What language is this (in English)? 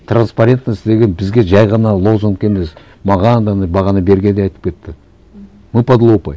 Kazakh